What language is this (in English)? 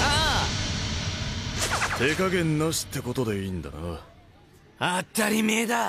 Japanese